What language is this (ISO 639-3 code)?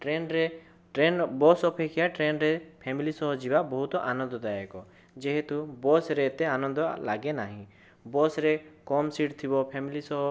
ori